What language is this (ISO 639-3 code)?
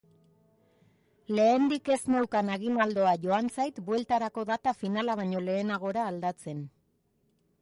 eus